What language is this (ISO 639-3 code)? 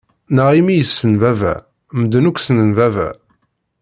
kab